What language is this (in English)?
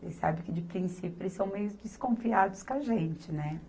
Portuguese